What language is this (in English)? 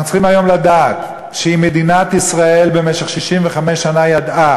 Hebrew